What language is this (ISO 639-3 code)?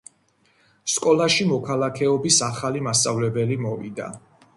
kat